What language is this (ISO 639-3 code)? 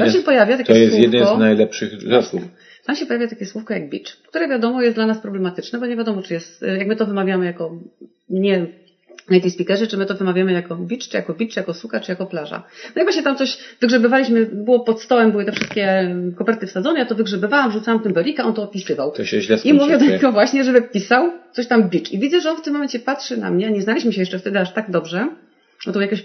pol